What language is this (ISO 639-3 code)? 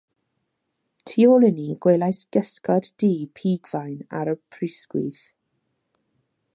cym